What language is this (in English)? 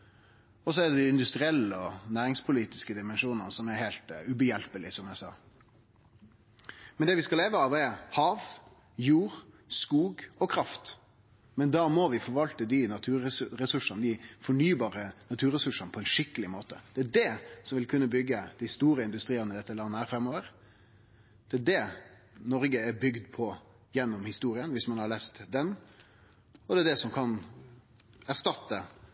Norwegian Nynorsk